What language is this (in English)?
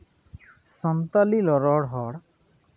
Santali